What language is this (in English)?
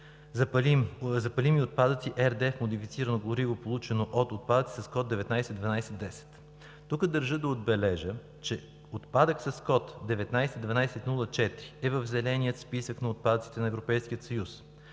Bulgarian